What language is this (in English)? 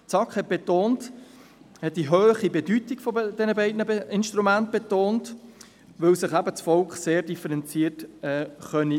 Swiss German